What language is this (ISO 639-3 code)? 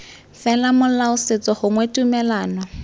tsn